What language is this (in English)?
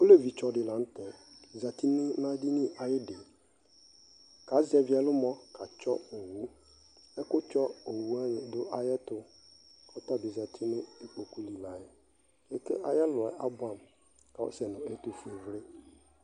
Ikposo